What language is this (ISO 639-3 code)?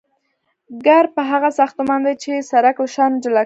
pus